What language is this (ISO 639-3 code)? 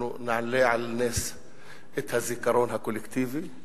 heb